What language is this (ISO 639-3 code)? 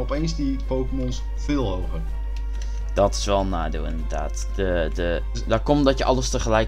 nld